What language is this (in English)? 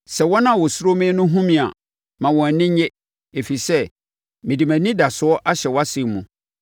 Akan